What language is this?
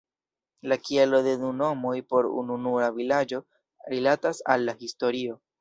Esperanto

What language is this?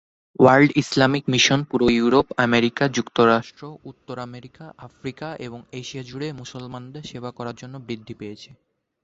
Bangla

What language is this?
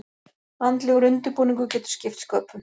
Icelandic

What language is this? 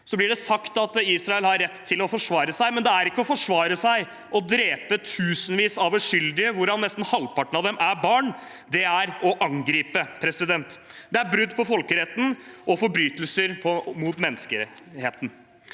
Norwegian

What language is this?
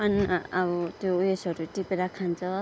Nepali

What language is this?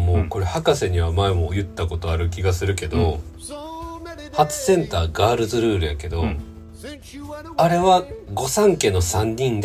Japanese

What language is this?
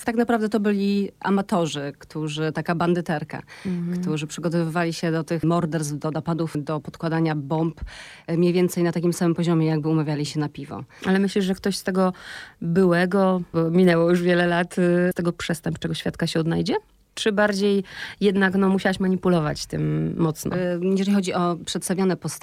Polish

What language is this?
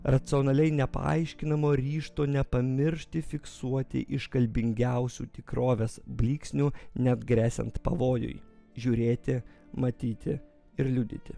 Lithuanian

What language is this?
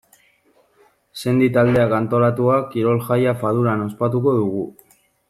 Basque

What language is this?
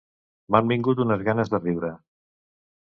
Catalan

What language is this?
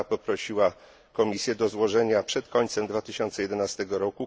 Polish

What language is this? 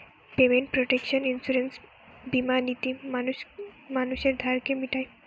Bangla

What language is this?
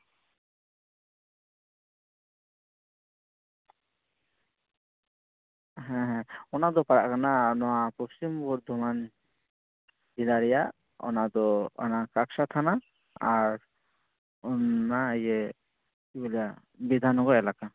Santali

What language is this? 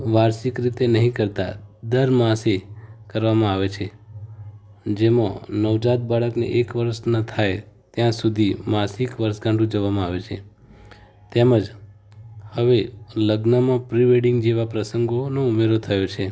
Gujarati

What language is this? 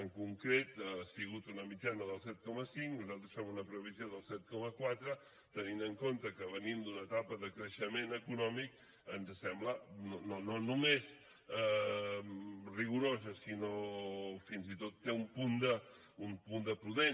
Catalan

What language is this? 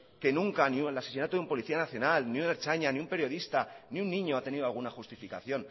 Spanish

